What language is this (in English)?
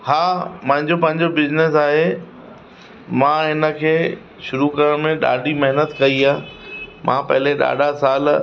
Sindhi